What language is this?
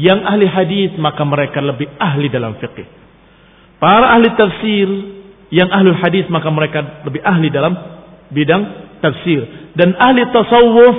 Indonesian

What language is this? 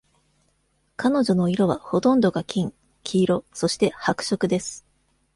Japanese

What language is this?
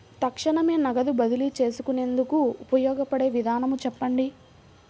Telugu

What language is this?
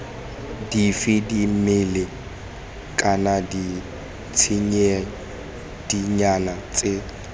Tswana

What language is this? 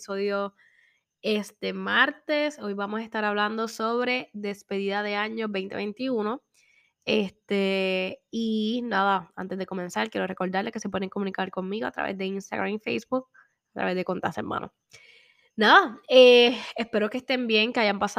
Spanish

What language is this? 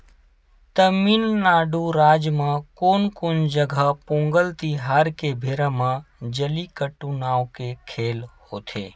Chhattisgarhi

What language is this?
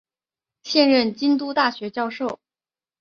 Chinese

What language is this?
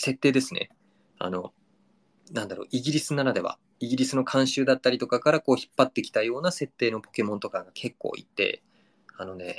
Japanese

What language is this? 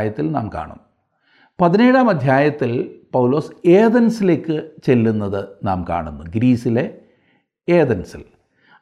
Malayalam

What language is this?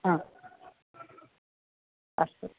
Sanskrit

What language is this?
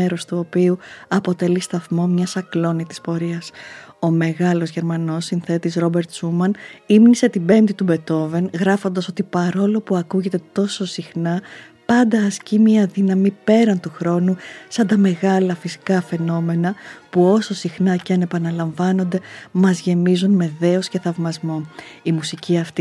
Greek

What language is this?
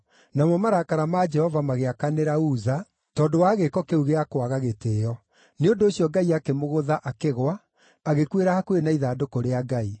Kikuyu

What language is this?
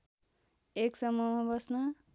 Nepali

